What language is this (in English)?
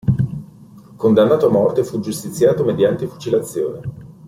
Italian